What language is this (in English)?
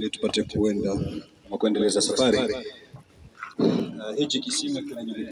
Arabic